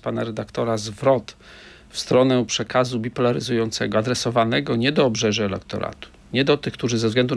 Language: Polish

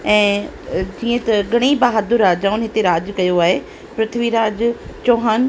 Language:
Sindhi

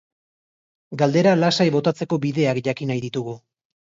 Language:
Basque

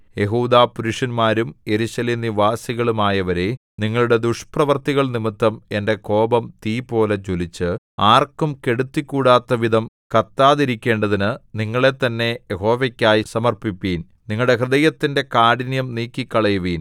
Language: Malayalam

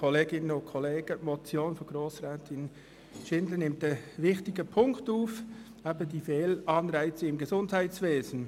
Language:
Swiss German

